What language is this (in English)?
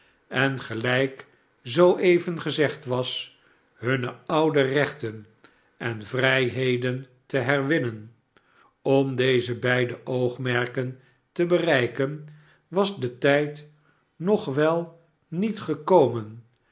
Dutch